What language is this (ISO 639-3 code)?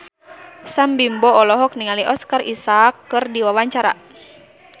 sun